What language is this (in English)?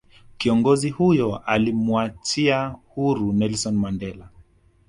Swahili